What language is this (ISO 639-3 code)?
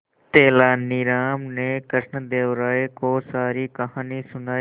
hin